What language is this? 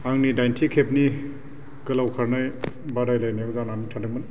Bodo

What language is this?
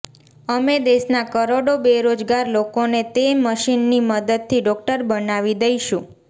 Gujarati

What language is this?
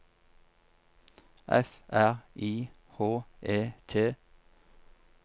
Norwegian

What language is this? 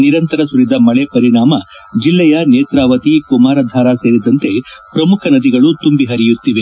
Kannada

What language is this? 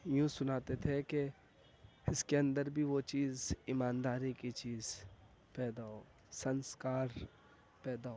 Urdu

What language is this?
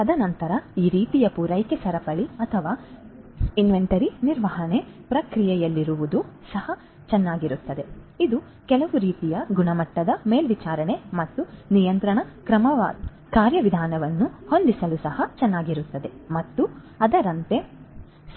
Kannada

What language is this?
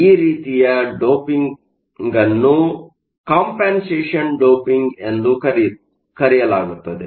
Kannada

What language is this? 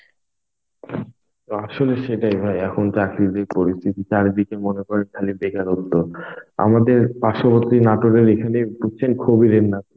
Bangla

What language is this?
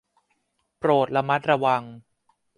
Thai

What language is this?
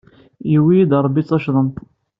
Kabyle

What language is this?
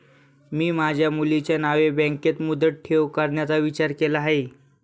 Marathi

